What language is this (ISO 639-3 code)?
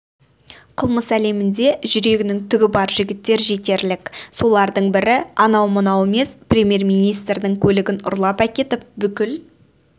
kaz